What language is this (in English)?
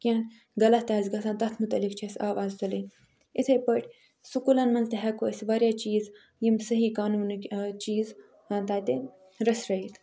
Kashmiri